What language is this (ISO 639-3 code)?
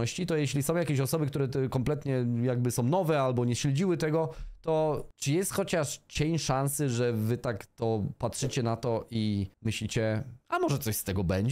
pol